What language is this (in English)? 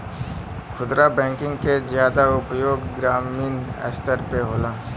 Bhojpuri